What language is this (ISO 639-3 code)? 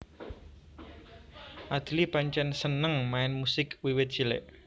jav